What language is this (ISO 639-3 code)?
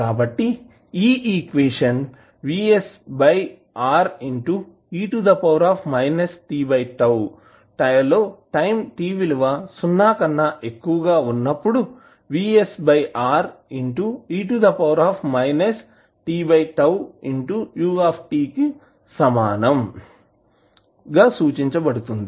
tel